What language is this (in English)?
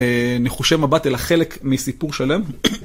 Hebrew